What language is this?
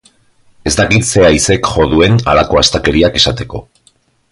Basque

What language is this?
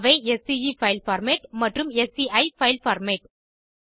Tamil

